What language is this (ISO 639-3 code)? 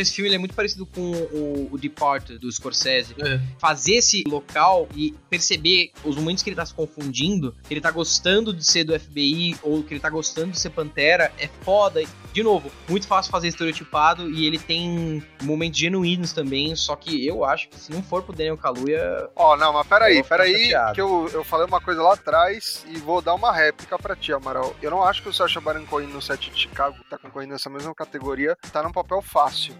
por